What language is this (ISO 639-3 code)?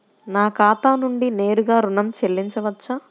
tel